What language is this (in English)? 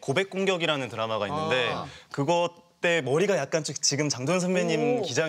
Korean